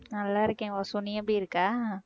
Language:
Tamil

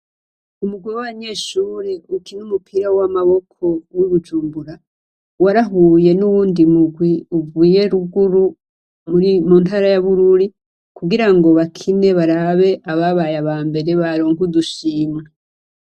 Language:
Rundi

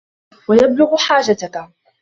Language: Arabic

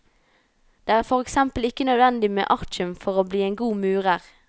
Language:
Norwegian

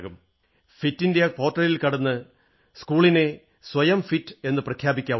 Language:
Malayalam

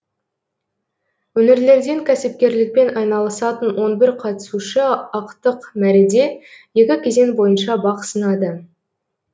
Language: Kazakh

